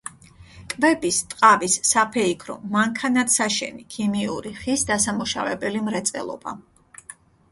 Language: Georgian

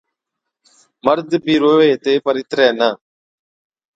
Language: Od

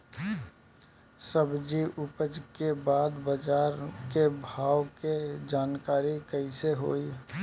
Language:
Bhojpuri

